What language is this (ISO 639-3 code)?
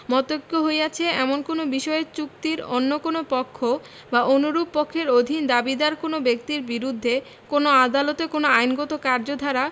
ben